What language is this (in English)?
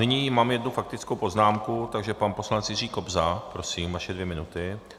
Czech